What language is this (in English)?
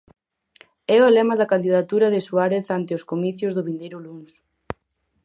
Galician